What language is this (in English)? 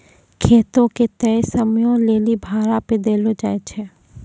Maithili